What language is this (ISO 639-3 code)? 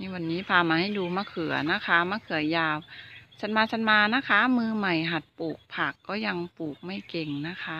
tha